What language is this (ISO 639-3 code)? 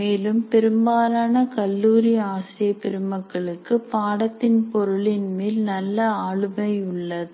tam